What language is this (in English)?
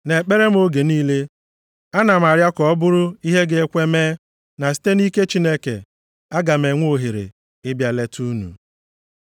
Igbo